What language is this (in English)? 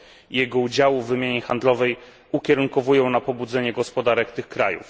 Polish